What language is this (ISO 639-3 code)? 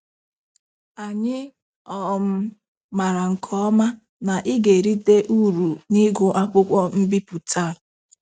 ibo